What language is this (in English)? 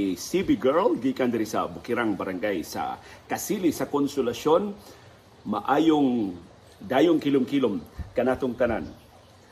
Filipino